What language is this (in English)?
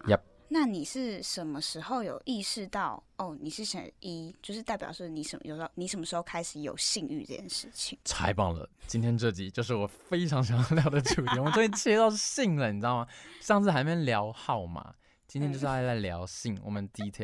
Chinese